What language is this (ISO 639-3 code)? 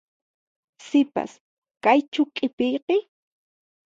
qxp